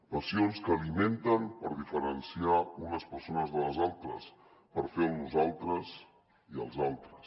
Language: Catalan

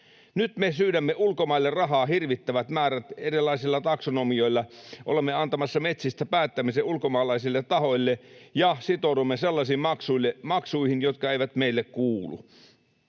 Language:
Finnish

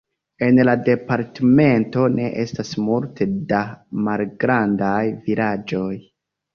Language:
Esperanto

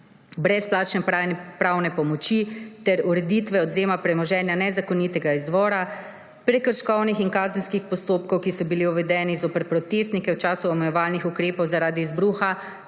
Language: Slovenian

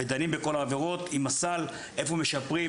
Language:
Hebrew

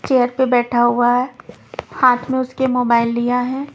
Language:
Hindi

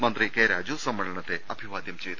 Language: Malayalam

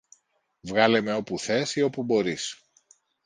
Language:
Greek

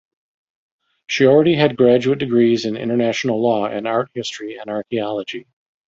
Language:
English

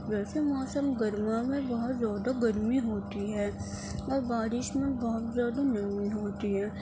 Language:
Urdu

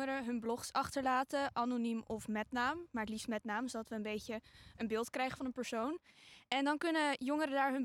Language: Dutch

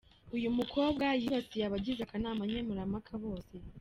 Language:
Kinyarwanda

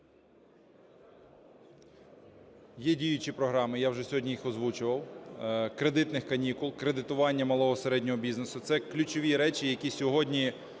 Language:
Ukrainian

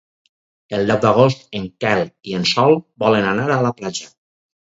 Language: Catalan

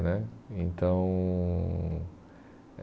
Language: Portuguese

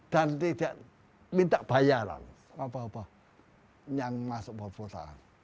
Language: Indonesian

